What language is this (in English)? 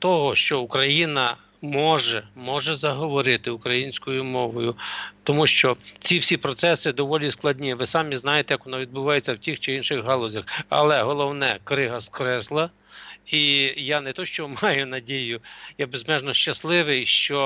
Russian